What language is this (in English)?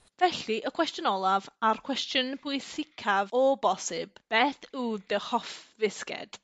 Welsh